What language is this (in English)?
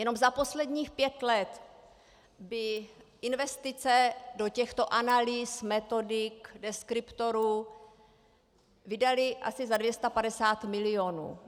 Czech